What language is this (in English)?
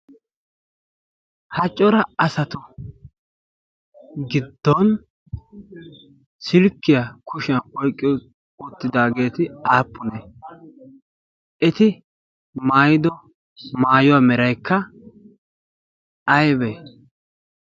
Wolaytta